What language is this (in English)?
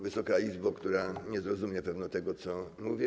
Polish